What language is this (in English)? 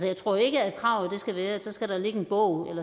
Danish